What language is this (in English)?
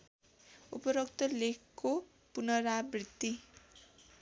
Nepali